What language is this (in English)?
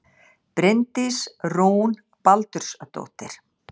Icelandic